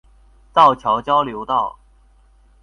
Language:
Chinese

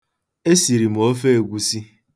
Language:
Igbo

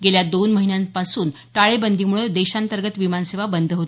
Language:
Marathi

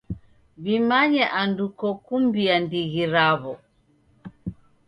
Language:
Taita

